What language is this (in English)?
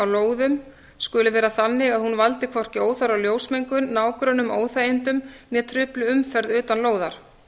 Icelandic